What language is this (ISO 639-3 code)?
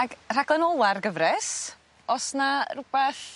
cym